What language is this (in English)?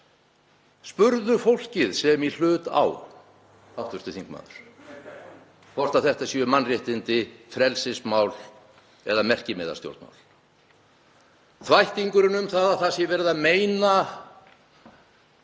Icelandic